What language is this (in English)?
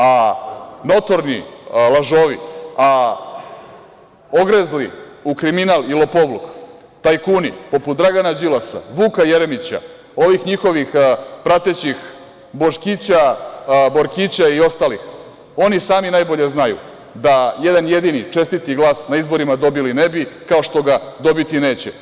Serbian